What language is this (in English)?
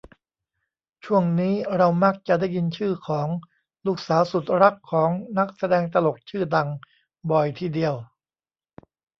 Thai